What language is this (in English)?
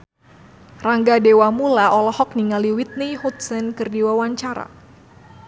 Sundanese